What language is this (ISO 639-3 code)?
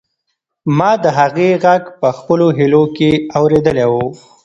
pus